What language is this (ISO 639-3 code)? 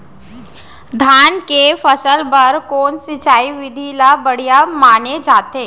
hne